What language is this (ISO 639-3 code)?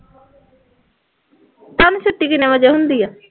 pan